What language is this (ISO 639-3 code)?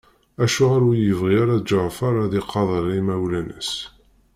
kab